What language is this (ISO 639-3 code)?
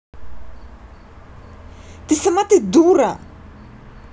rus